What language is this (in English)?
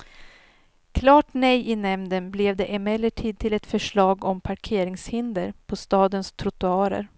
Swedish